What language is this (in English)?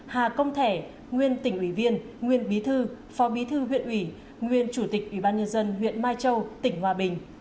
Vietnamese